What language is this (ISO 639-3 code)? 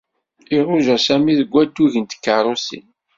kab